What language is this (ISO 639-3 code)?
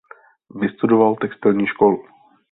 ces